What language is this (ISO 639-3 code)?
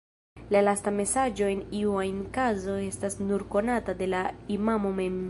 epo